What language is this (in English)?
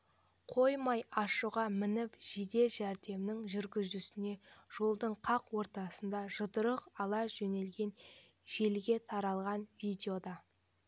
Kazakh